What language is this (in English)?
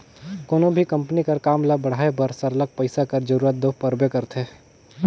Chhattisgarhi